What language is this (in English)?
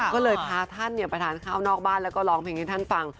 Thai